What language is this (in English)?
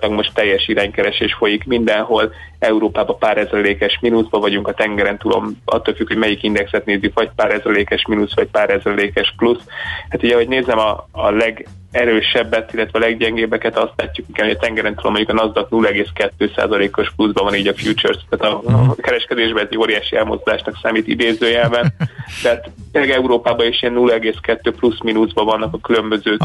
Hungarian